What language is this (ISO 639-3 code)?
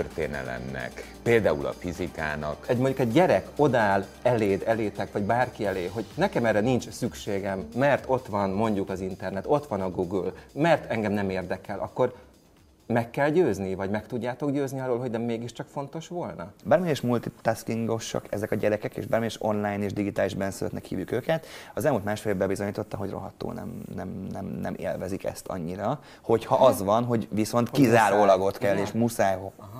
hun